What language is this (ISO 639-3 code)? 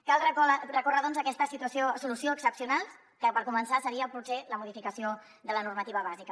cat